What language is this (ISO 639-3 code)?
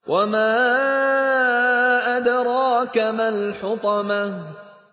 ara